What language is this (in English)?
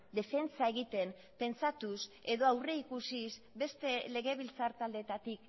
Basque